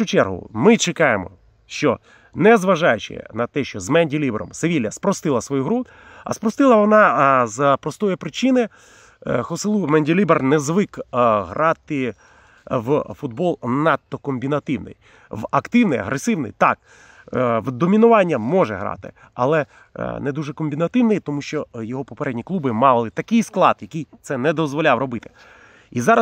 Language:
Ukrainian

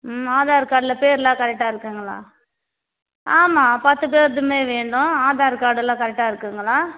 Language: Tamil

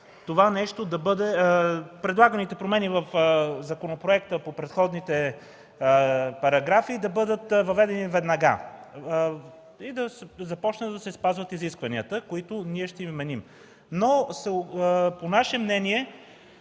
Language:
Bulgarian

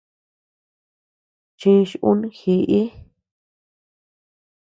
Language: Tepeuxila Cuicatec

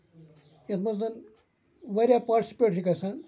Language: Kashmiri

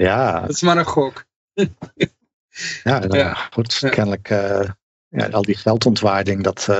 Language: Dutch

